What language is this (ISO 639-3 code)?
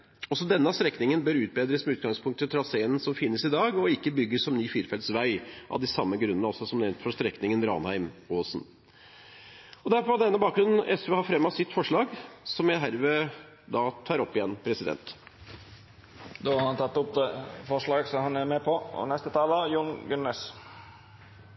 nor